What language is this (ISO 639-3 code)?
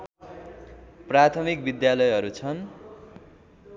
nep